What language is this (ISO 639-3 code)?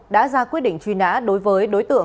vie